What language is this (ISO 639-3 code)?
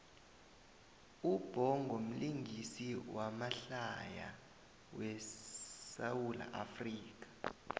nbl